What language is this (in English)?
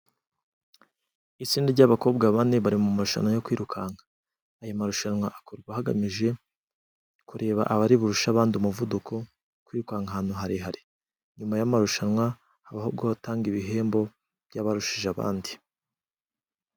Kinyarwanda